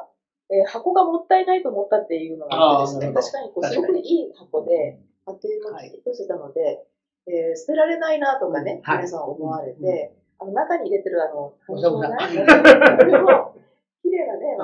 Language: Japanese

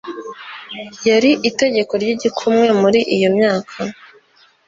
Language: Kinyarwanda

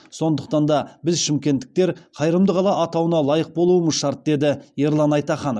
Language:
Kazakh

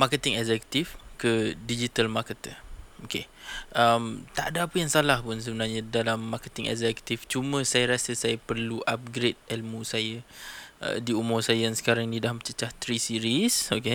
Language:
Malay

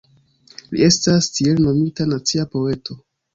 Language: Esperanto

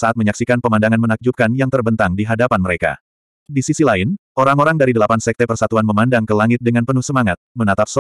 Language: Indonesian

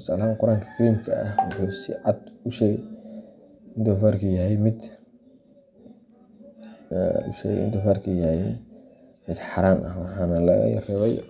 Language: Somali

